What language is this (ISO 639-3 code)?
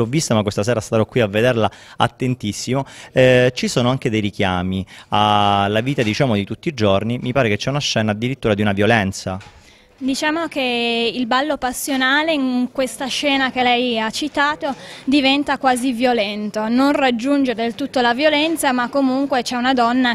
ita